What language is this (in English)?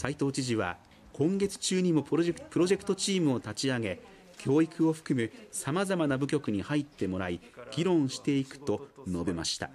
Japanese